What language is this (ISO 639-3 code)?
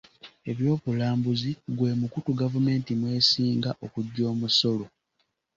lug